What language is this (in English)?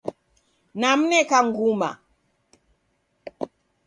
Taita